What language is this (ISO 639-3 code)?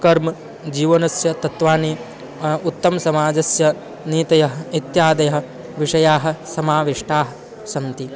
san